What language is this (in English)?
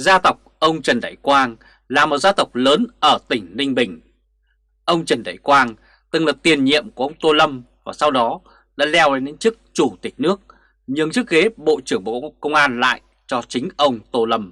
Vietnamese